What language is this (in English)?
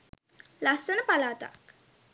Sinhala